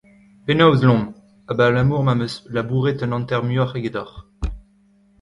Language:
Breton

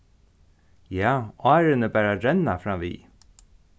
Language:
Faroese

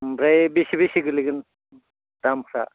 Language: Bodo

